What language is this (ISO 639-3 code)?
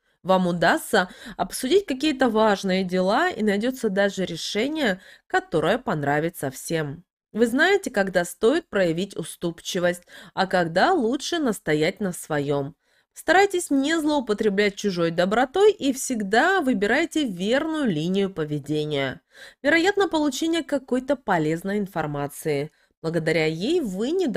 rus